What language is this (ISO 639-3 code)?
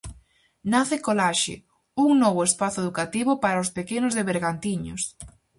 glg